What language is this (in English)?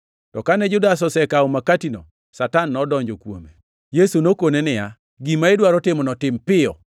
Luo (Kenya and Tanzania)